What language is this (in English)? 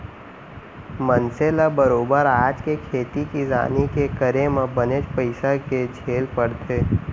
Chhattisgarhi